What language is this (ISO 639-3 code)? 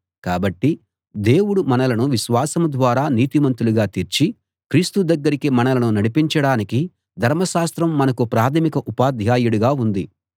tel